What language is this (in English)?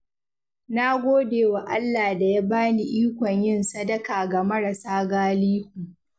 Hausa